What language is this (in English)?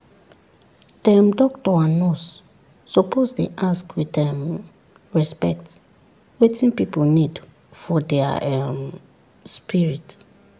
Nigerian Pidgin